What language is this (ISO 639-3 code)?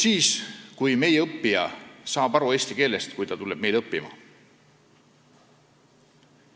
est